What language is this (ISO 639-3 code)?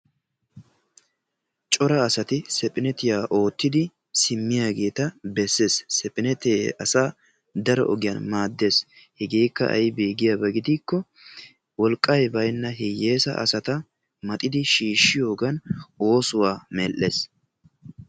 wal